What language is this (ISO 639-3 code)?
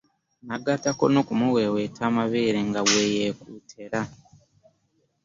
lug